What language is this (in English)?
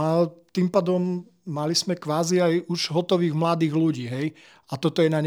Slovak